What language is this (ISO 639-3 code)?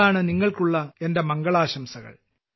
mal